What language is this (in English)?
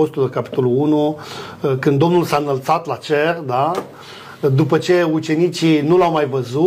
Romanian